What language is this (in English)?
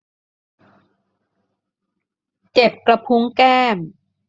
Thai